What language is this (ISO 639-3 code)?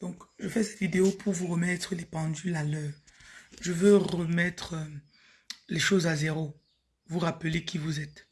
fra